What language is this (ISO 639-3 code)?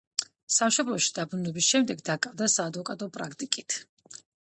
kat